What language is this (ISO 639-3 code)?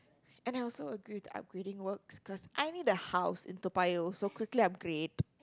eng